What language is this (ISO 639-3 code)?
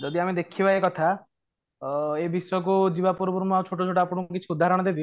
ori